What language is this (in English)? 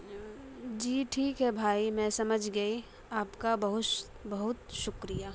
Urdu